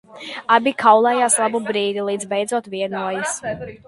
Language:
Latvian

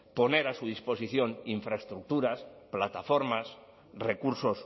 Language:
Spanish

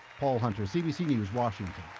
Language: English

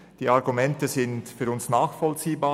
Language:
Swiss German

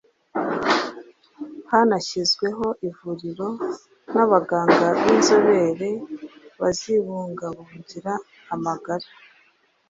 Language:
Kinyarwanda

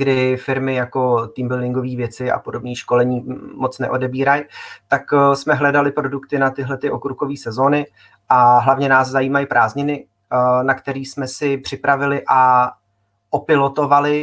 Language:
Czech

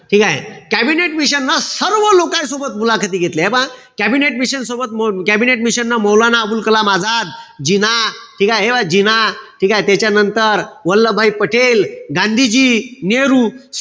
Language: Marathi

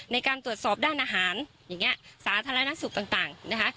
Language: Thai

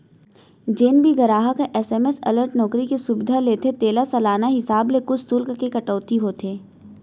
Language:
Chhattisgarhi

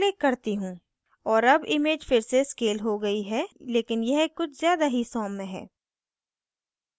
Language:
Hindi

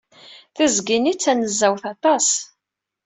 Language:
Kabyle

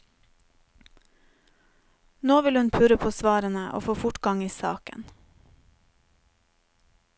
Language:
Norwegian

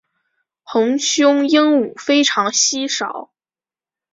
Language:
Chinese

